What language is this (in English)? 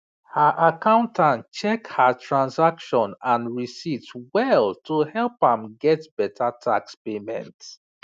Nigerian Pidgin